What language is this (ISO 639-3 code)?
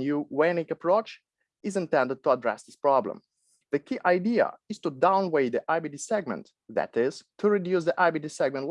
eng